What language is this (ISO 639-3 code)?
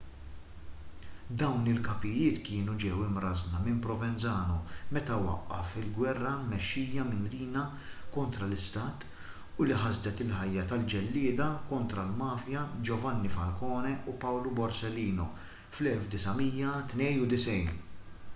mlt